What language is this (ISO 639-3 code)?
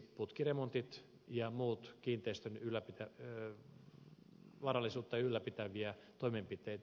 fin